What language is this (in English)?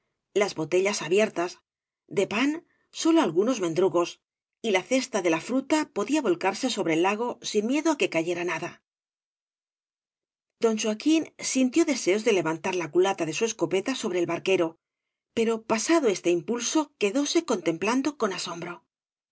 Spanish